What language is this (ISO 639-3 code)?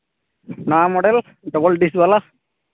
sat